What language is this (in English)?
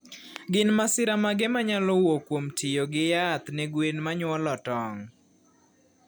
Luo (Kenya and Tanzania)